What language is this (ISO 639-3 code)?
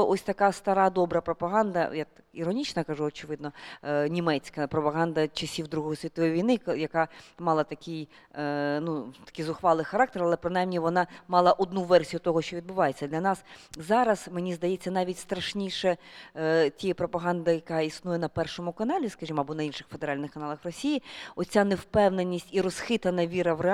ukr